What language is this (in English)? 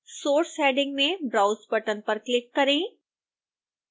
Hindi